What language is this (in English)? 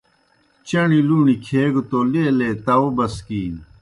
Kohistani Shina